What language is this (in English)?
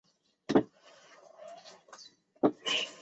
Chinese